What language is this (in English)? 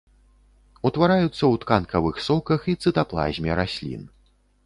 Belarusian